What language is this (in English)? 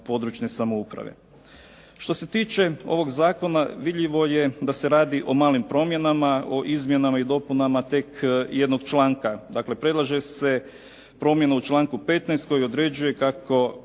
Croatian